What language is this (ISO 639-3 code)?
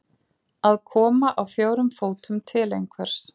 isl